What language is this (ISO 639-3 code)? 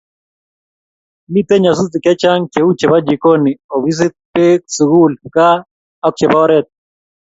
kln